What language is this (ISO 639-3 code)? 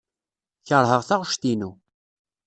kab